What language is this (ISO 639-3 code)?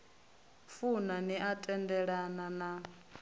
ven